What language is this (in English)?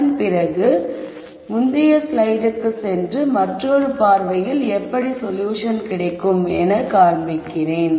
Tamil